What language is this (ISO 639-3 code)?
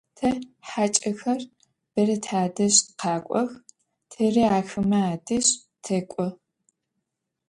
ady